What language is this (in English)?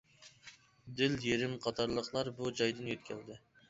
Uyghur